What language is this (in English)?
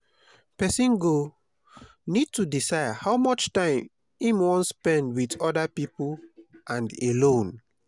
Nigerian Pidgin